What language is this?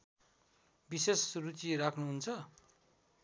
Nepali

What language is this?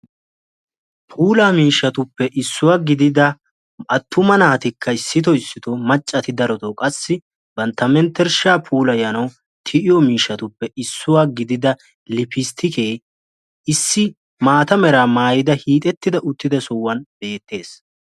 Wolaytta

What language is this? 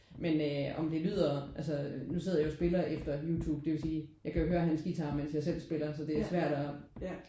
Danish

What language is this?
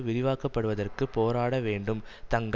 Tamil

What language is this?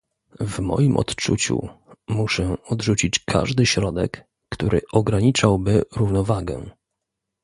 Polish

